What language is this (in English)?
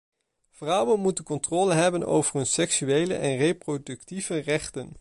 Dutch